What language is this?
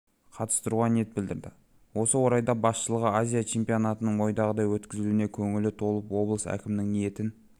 Kazakh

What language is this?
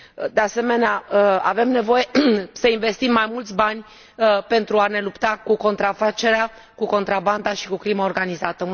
Romanian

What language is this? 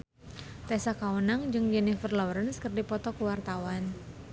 Sundanese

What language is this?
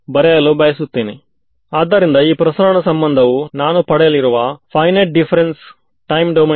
Kannada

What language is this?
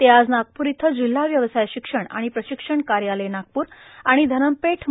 Marathi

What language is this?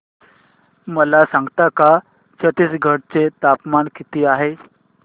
Marathi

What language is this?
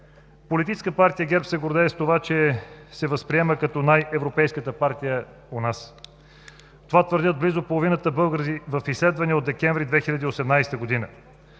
Bulgarian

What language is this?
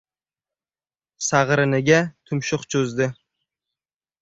Uzbek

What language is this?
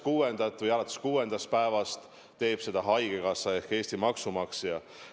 Estonian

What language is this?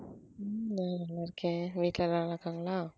Tamil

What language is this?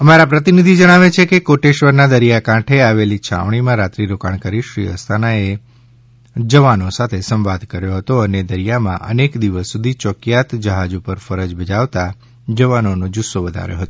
Gujarati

